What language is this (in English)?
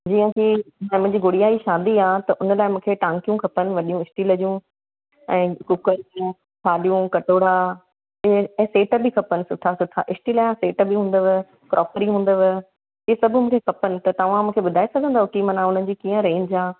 Sindhi